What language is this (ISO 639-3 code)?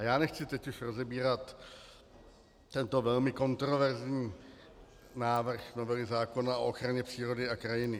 ces